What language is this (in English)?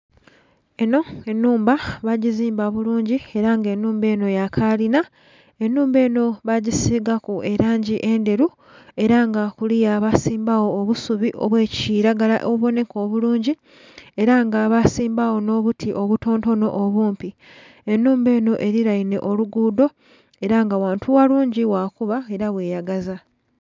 Soga